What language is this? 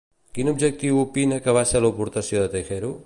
Catalan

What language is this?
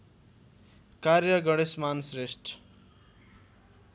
Nepali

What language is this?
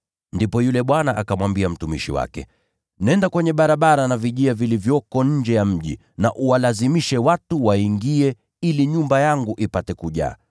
Swahili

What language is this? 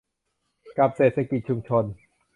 Thai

